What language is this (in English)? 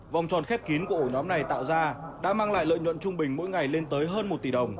Vietnamese